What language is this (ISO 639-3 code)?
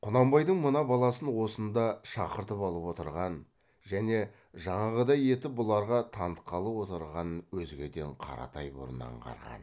kaz